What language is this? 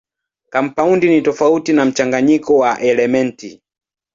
Swahili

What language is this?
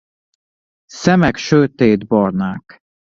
Hungarian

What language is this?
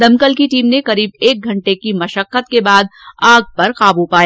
Hindi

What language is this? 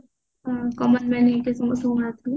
Odia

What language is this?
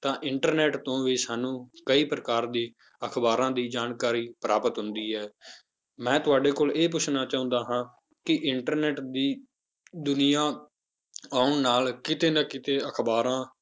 Punjabi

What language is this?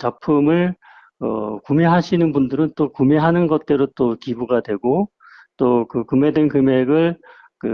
Korean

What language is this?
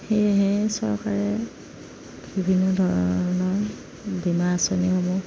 Assamese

